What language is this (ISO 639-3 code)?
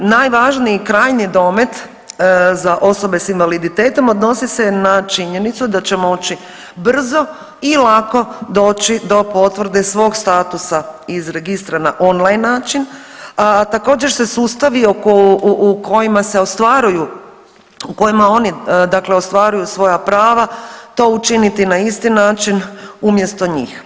hrv